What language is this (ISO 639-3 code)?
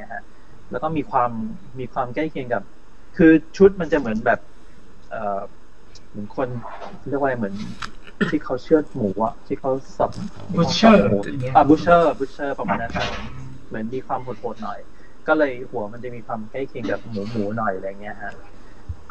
tha